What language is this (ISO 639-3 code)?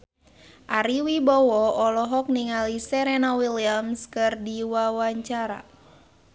sun